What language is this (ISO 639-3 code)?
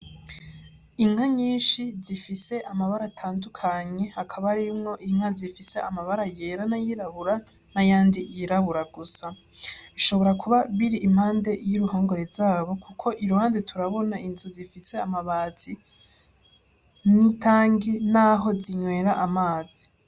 run